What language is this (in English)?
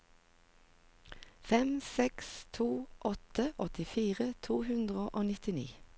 Norwegian